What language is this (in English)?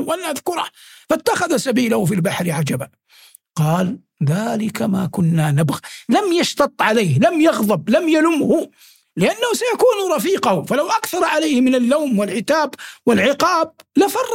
Arabic